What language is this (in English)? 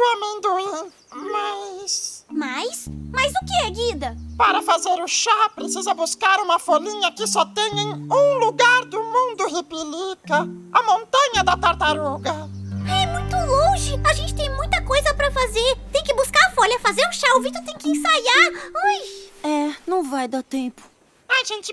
Portuguese